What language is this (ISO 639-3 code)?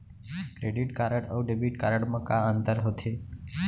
hne